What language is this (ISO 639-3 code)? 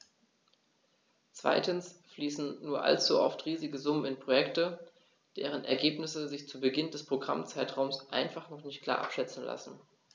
deu